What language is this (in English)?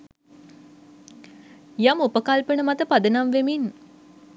Sinhala